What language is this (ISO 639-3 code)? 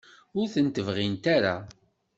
kab